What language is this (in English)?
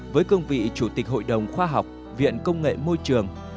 Vietnamese